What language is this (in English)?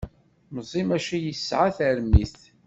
Kabyle